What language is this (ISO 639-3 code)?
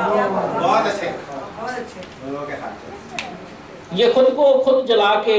por